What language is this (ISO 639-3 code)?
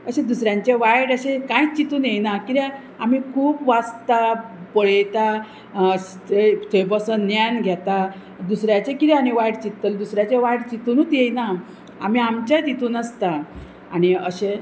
kok